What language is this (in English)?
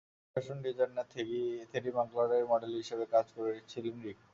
Bangla